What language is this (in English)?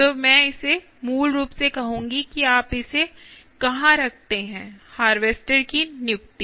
Hindi